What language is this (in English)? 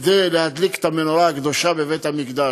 Hebrew